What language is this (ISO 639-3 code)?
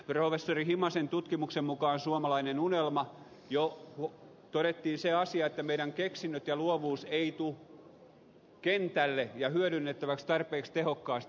fin